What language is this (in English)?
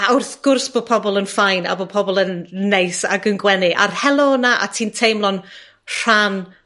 Welsh